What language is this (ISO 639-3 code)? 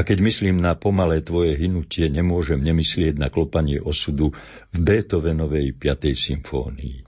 slk